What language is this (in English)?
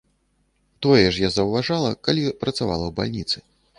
Belarusian